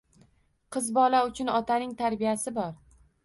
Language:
Uzbek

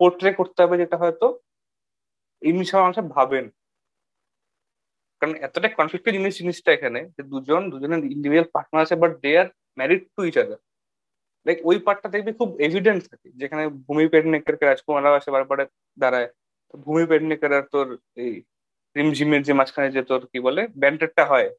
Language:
Bangla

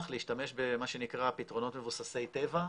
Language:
Hebrew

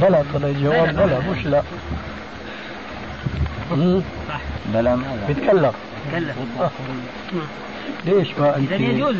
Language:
Arabic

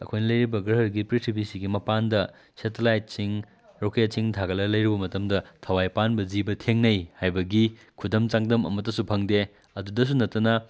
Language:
Manipuri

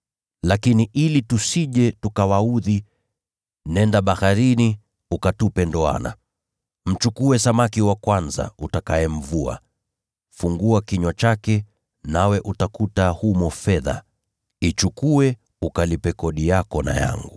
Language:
Swahili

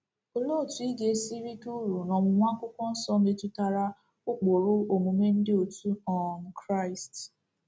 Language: Igbo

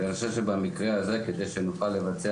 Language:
Hebrew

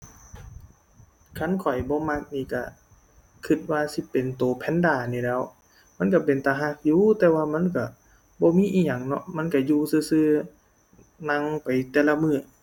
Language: Thai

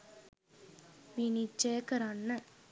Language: Sinhala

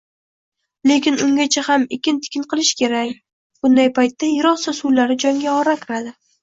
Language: Uzbek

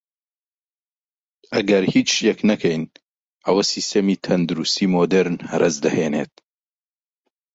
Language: Central Kurdish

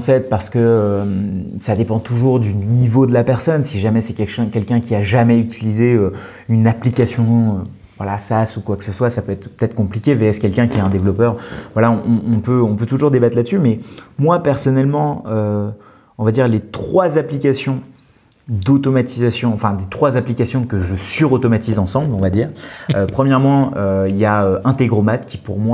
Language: French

